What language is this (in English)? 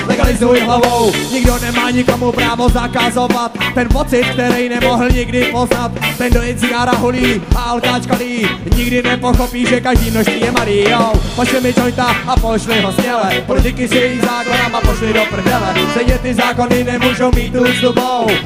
Czech